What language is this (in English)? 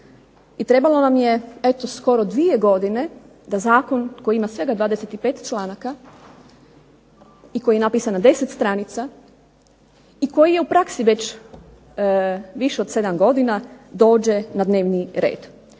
Croatian